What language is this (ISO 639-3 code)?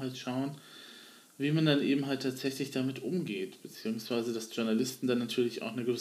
deu